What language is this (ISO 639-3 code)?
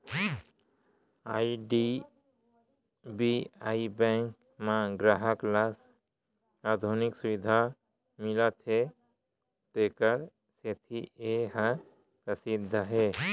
hne